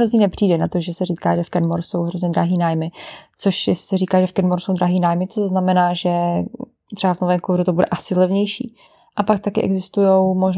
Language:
Czech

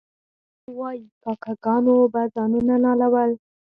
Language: Pashto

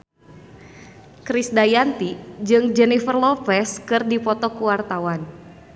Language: Sundanese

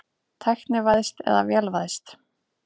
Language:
Icelandic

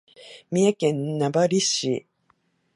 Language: Japanese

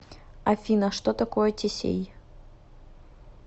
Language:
Russian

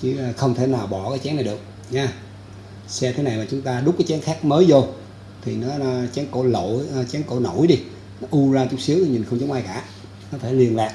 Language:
Vietnamese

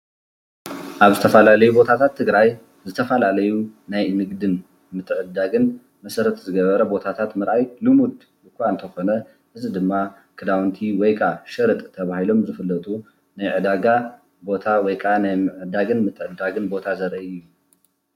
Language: Tigrinya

